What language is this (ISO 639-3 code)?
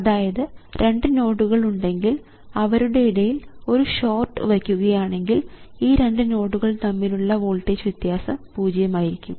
mal